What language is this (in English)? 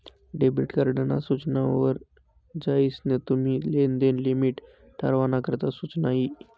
Marathi